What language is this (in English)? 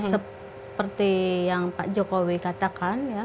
Indonesian